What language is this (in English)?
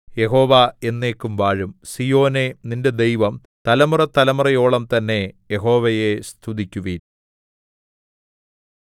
Malayalam